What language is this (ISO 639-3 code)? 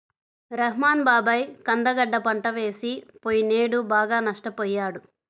tel